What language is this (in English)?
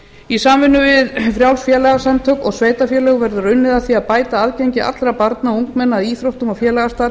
Icelandic